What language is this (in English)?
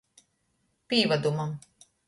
Latgalian